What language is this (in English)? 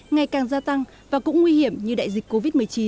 Vietnamese